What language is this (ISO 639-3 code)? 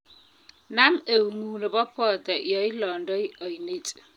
kln